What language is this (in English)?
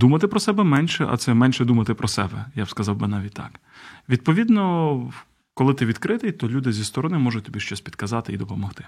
Ukrainian